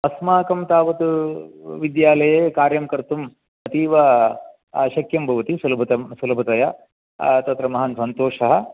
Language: Sanskrit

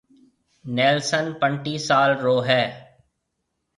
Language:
Marwari (Pakistan)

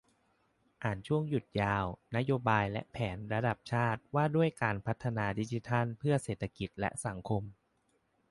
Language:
Thai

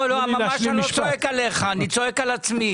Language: Hebrew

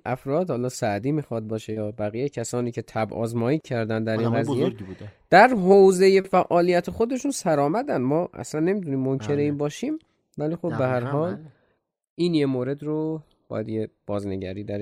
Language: Persian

